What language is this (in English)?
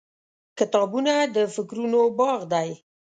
Pashto